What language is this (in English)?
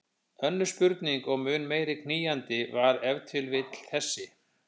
Icelandic